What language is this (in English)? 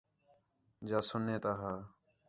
Khetrani